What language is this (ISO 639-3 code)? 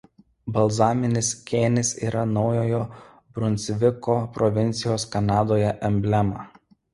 lit